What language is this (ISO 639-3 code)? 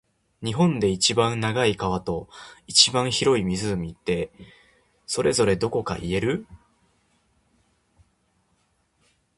jpn